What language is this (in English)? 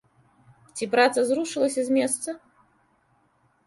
Belarusian